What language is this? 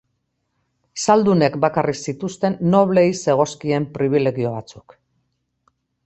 Basque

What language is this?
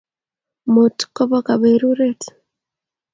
Kalenjin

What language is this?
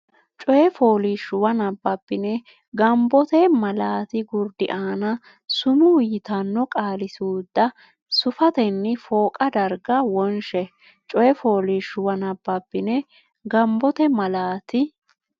Sidamo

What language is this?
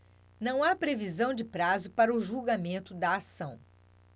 Portuguese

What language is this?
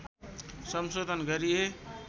Nepali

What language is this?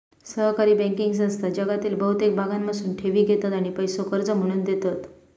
Marathi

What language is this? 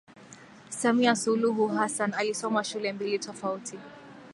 Swahili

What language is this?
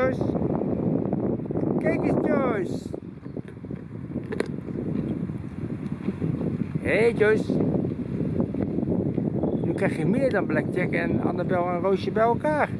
Dutch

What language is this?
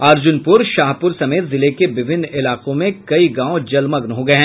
Hindi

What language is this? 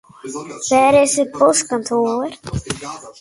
Western Frisian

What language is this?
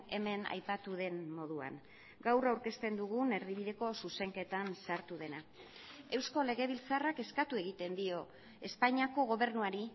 Basque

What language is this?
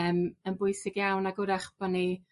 Welsh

